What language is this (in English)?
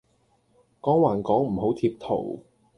Cantonese